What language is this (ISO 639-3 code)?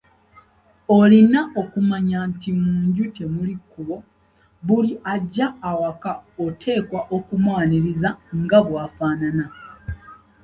lug